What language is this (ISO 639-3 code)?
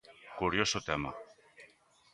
glg